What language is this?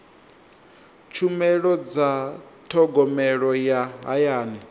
Venda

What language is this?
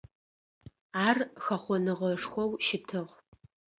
Adyghe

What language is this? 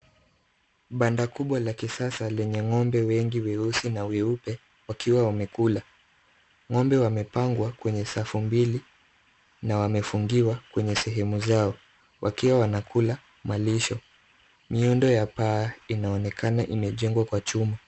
Swahili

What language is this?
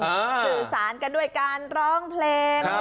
Thai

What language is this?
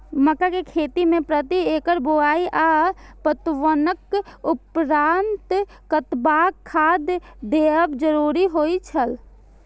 Maithili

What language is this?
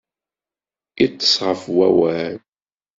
Kabyle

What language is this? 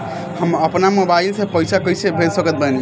Bhojpuri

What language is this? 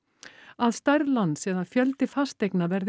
Icelandic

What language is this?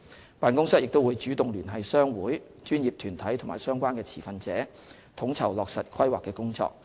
Cantonese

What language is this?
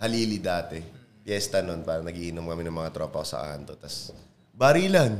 Filipino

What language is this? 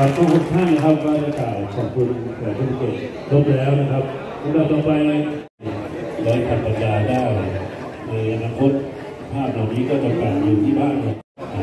Thai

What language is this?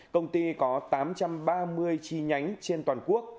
Vietnamese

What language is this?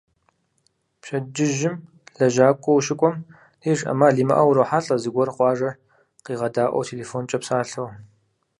Kabardian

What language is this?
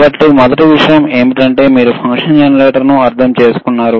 Telugu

